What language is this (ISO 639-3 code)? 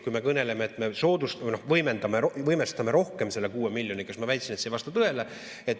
est